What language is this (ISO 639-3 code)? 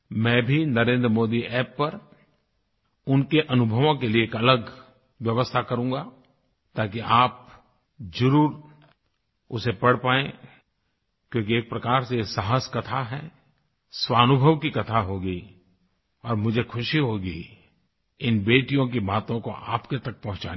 hin